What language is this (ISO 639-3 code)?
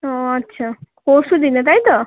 ben